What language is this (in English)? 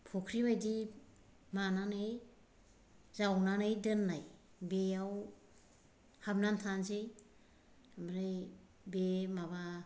Bodo